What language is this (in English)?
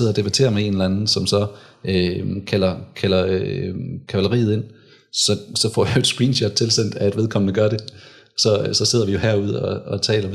Danish